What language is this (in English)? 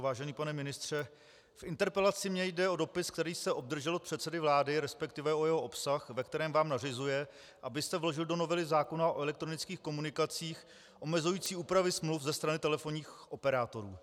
Czech